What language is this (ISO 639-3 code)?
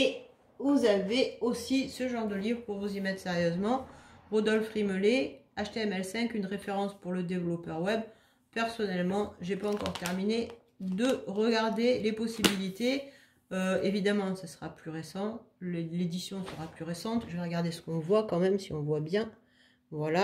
fra